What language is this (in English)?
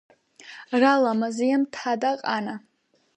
Georgian